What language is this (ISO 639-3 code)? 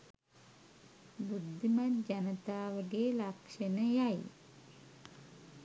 sin